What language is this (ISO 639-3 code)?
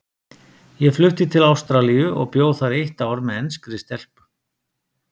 isl